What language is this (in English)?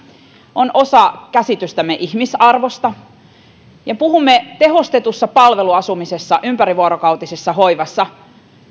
Finnish